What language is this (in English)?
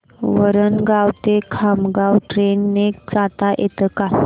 Marathi